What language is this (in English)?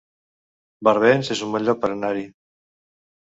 Catalan